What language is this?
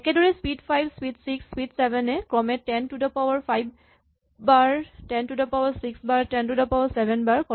Assamese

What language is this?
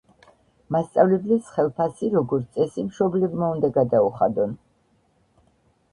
Georgian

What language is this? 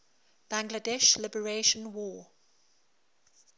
English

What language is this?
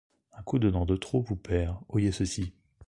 French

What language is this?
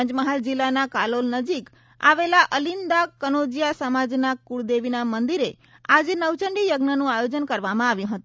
Gujarati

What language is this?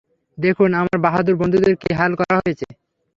Bangla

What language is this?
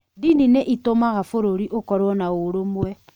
Kikuyu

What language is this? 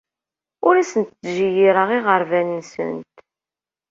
Kabyle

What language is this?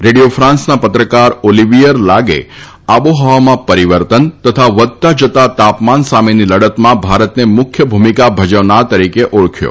Gujarati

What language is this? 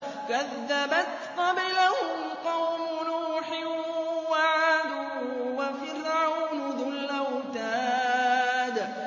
Arabic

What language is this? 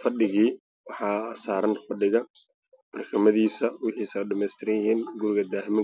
Somali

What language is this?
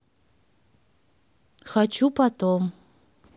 Russian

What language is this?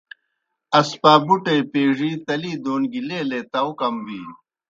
Kohistani Shina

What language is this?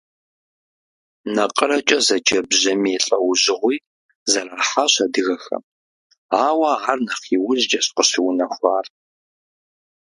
Kabardian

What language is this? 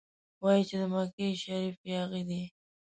Pashto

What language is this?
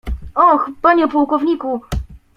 Polish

